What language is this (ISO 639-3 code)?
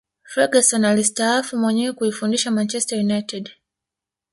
swa